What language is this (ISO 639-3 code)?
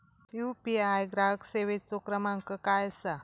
mar